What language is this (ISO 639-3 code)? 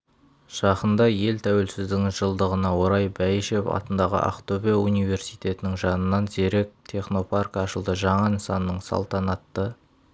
kaz